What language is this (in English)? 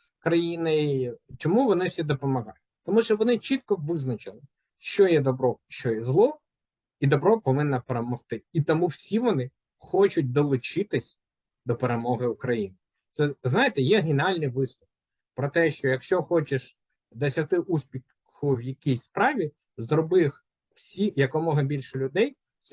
Ukrainian